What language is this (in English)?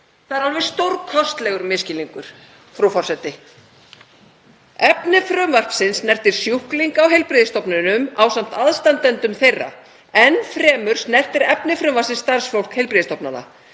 Icelandic